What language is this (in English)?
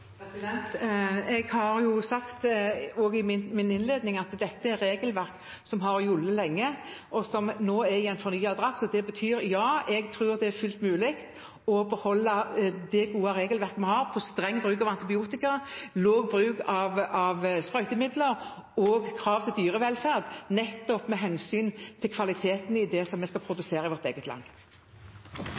Norwegian